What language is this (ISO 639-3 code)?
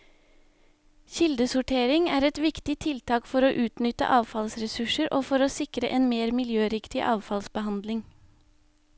nor